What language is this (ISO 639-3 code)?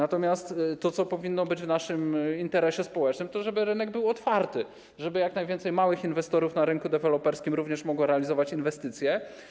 pol